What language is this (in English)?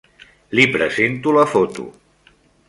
Catalan